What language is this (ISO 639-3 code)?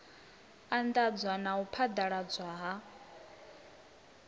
ven